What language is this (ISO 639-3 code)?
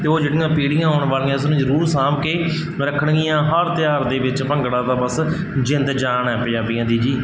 pan